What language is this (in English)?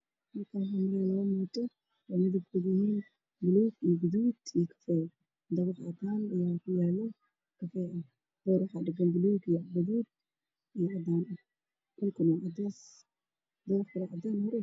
Somali